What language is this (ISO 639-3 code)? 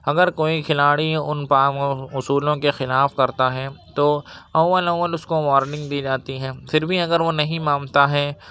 urd